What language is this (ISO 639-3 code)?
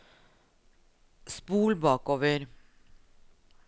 nor